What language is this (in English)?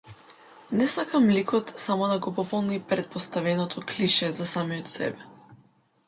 Macedonian